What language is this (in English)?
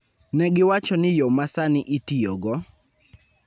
Luo (Kenya and Tanzania)